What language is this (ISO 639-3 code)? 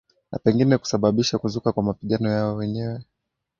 swa